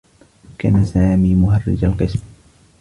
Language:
Arabic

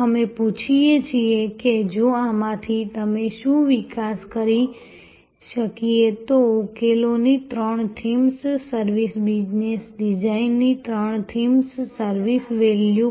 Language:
Gujarati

